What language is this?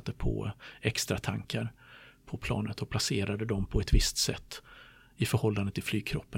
Swedish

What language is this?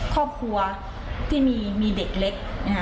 Thai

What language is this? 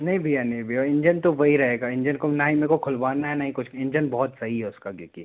Hindi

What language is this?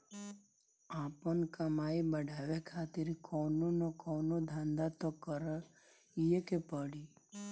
Bhojpuri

